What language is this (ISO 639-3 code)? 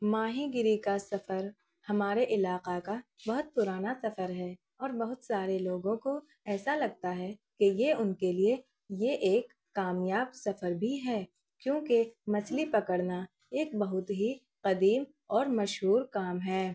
urd